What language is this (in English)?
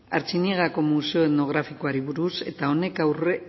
Basque